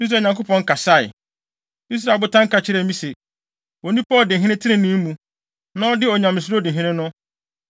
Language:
Akan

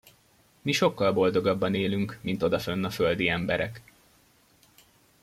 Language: Hungarian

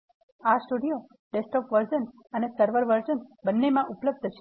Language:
Gujarati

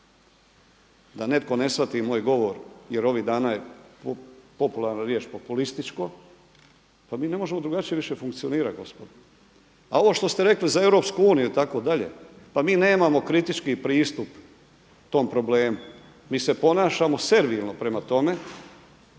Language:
Croatian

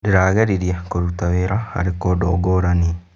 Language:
Kikuyu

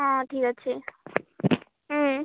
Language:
Odia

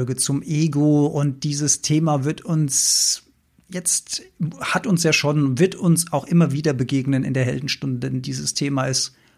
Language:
German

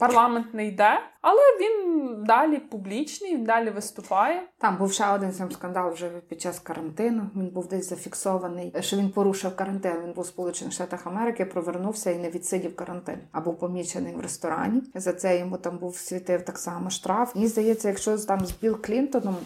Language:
Ukrainian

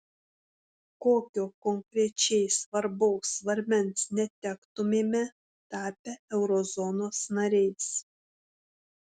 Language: Lithuanian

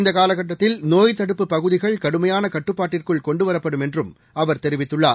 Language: Tamil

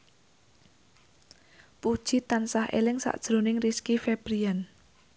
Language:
Javanese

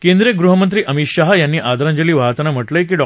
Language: Marathi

